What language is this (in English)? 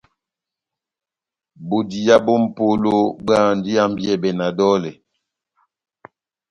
Batanga